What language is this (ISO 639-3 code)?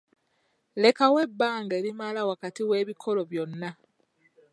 lug